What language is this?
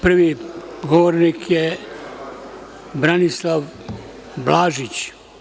Serbian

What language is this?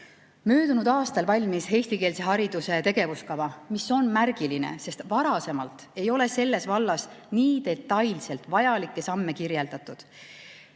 Estonian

